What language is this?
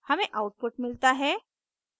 Hindi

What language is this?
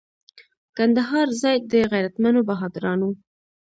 Pashto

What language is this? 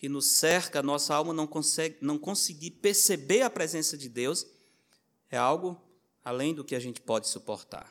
Portuguese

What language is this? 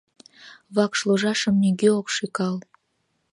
Mari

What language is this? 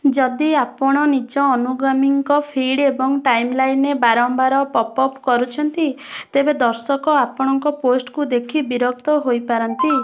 Odia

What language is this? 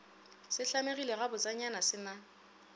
Northern Sotho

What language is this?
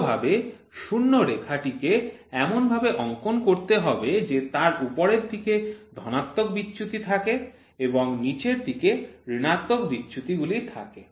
Bangla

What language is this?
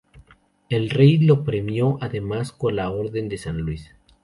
Spanish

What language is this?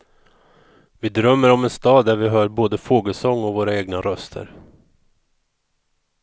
Swedish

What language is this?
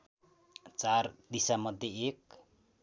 Nepali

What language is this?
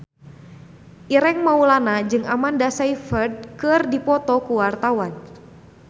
Sundanese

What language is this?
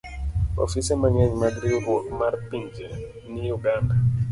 Luo (Kenya and Tanzania)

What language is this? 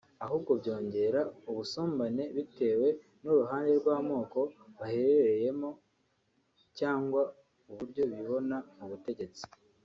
Kinyarwanda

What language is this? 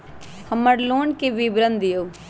Magahi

